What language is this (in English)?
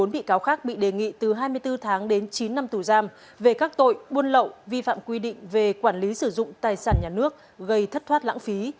Vietnamese